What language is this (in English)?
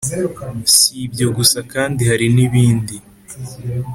Kinyarwanda